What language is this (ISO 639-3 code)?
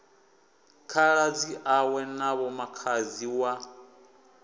ven